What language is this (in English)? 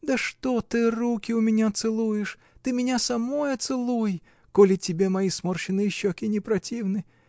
Russian